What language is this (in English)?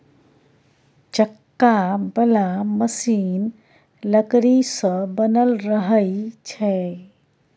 Maithili